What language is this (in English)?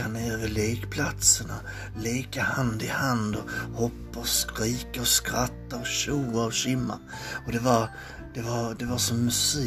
Swedish